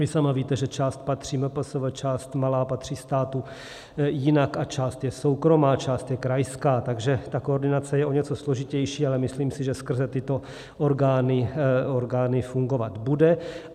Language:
Czech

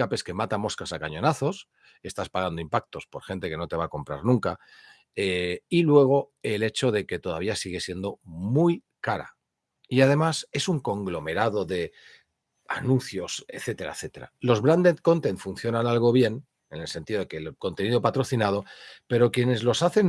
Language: Spanish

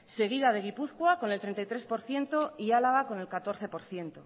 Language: Spanish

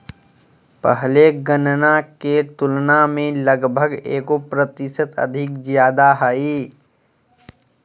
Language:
Magahi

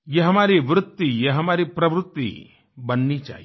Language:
Hindi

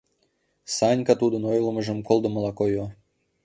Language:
Mari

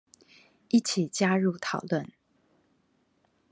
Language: Chinese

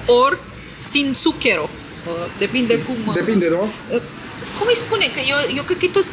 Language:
Romanian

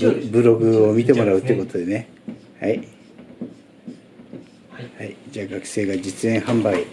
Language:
Japanese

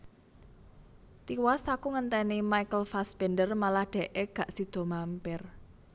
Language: Javanese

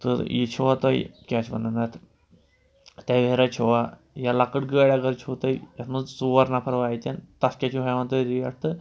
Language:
Kashmiri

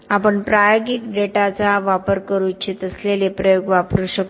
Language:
Marathi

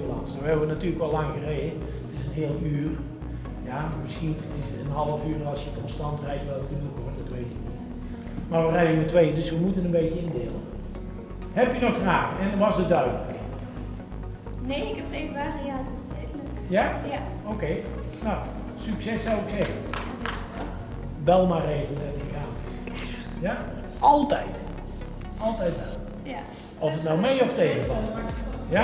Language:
Dutch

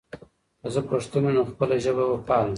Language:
Pashto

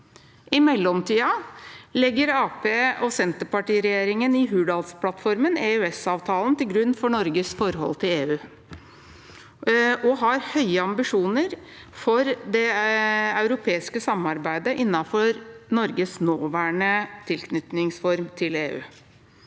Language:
Norwegian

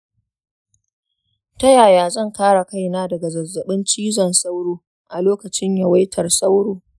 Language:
Hausa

